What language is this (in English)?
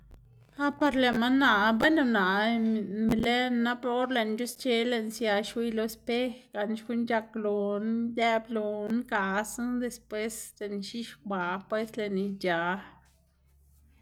Xanaguía Zapotec